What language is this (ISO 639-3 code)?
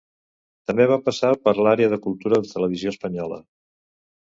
cat